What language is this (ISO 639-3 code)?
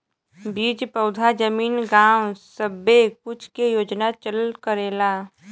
bho